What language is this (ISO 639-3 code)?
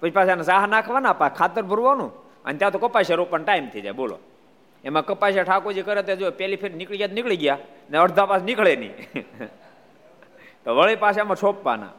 guj